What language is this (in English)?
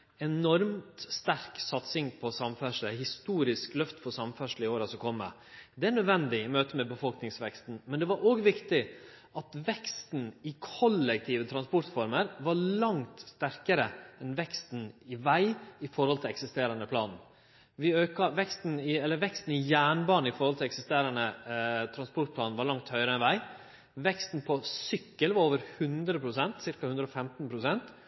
Norwegian Nynorsk